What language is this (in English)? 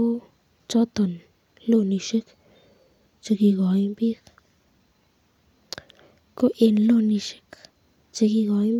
Kalenjin